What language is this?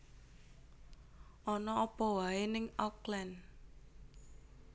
Javanese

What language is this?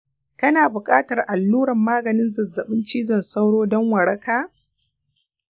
Hausa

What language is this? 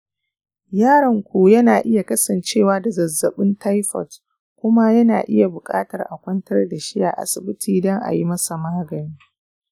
Hausa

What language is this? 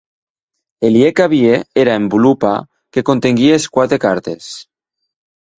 Occitan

